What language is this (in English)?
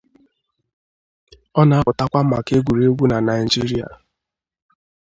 Igbo